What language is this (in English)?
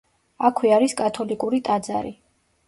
Georgian